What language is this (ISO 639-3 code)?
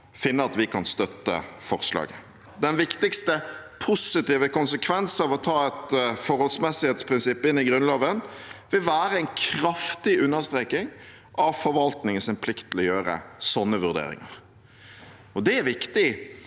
nor